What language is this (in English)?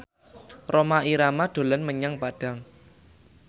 Javanese